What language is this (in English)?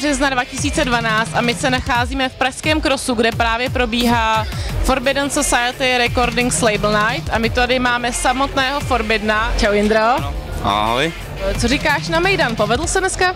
Czech